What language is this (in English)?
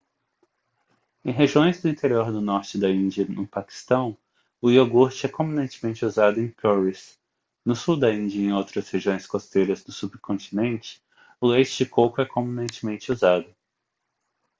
Portuguese